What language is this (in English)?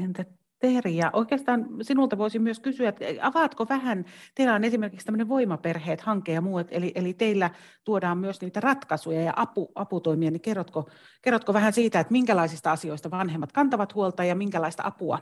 Finnish